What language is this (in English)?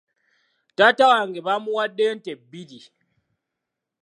Ganda